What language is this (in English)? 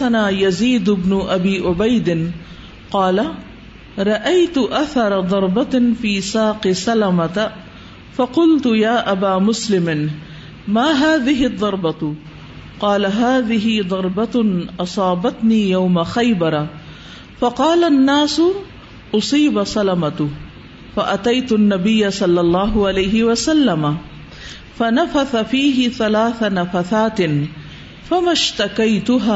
Urdu